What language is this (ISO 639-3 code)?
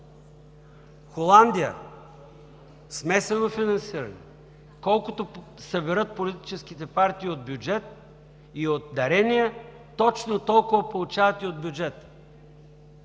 bul